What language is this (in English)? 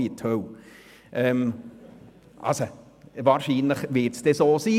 Swiss German